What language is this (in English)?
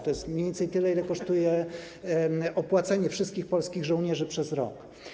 Polish